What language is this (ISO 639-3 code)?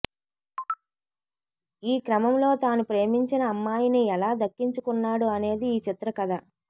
tel